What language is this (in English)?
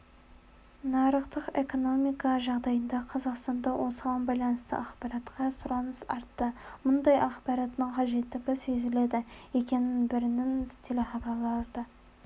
Kazakh